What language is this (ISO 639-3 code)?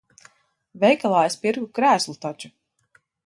lav